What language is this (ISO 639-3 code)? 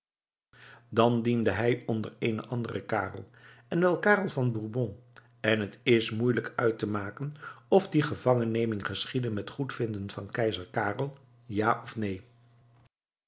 nld